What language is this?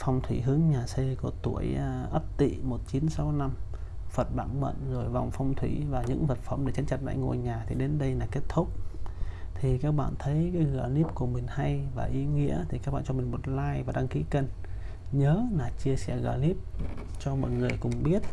Vietnamese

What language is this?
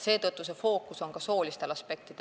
Estonian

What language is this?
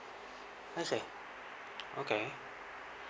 English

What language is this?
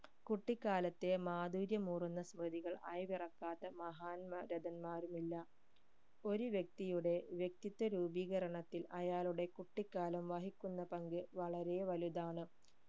Malayalam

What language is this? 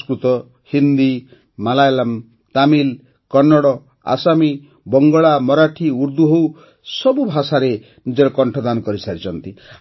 Odia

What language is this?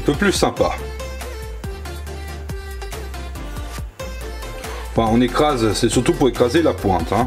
French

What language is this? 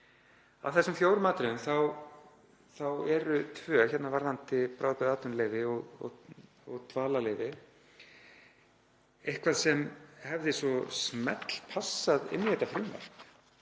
Icelandic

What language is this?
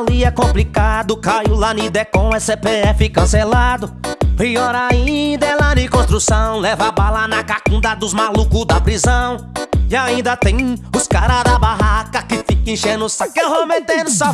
Portuguese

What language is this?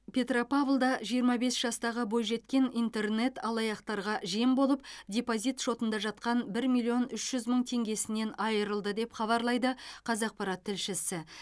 Kazakh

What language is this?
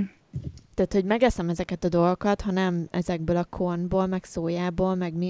Hungarian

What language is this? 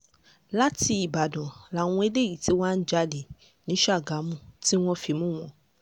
Yoruba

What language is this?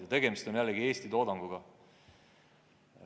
Estonian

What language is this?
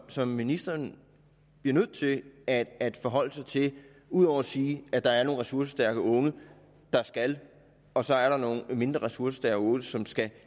Danish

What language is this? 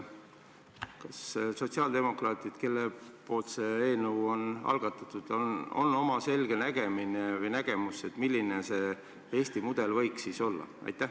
Estonian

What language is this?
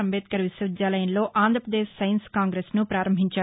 Telugu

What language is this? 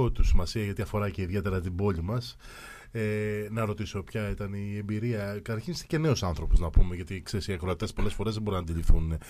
Greek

